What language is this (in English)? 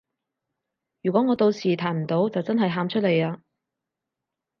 Cantonese